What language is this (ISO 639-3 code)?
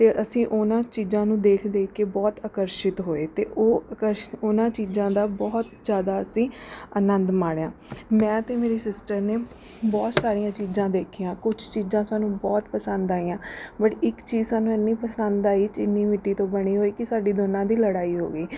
pan